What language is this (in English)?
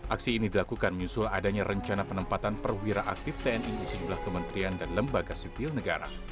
Indonesian